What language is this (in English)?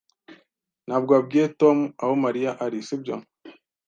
Kinyarwanda